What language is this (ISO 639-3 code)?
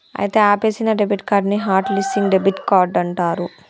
tel